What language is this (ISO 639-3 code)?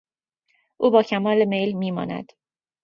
fas